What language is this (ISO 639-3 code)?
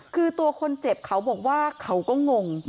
tha